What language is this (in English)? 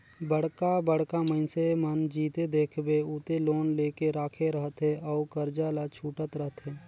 Chhattisgarhi